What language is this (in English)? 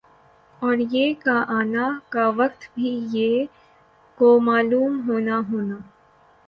Urdu